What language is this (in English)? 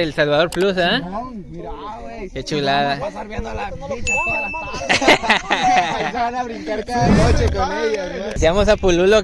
Spanish